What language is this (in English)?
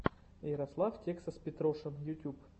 Russian